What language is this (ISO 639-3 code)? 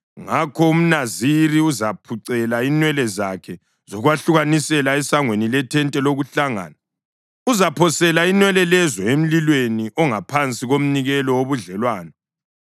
nde